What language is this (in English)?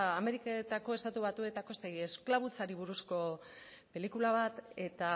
Basque